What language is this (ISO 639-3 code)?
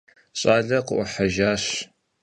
kbd